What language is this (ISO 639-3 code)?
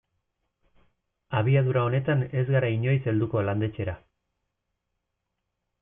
eus